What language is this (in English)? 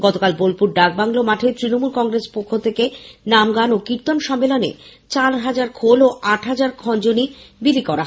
Bangla